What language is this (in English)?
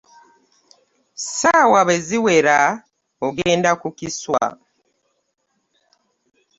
Ganda